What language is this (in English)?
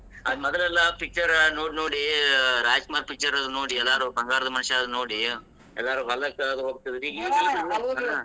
Kannada